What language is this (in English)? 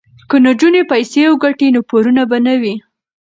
Pashto